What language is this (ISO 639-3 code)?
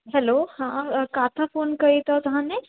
snd